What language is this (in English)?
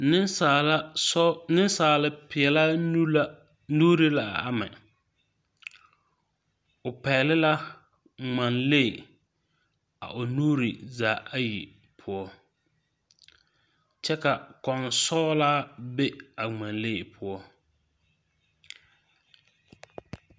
Southern Dagaare